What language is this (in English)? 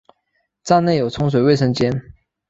Chinese